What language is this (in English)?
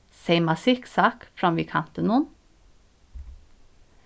Faroese